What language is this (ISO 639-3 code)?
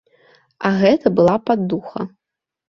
bel